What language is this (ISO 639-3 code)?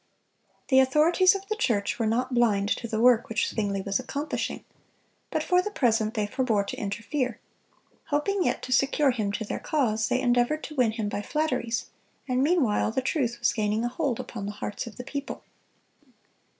eng